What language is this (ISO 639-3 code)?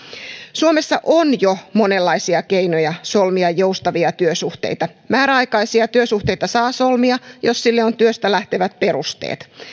fin